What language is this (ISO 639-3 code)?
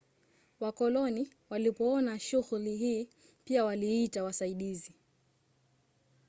swa